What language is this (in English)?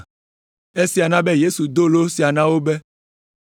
Ewe